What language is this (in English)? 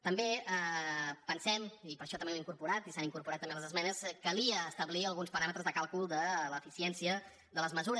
Catalan